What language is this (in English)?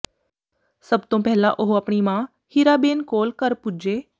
Punjabi